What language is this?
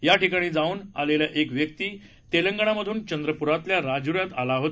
Marathi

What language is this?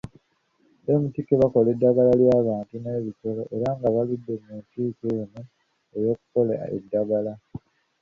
Ganda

